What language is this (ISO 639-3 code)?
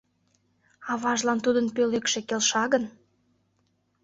chm